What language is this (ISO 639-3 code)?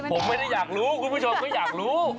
tha